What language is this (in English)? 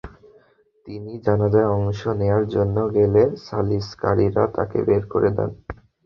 Bangla